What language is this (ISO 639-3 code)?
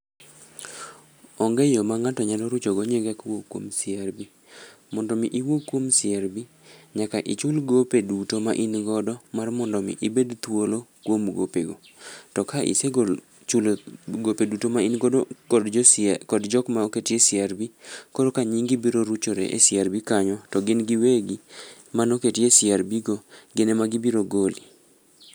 luo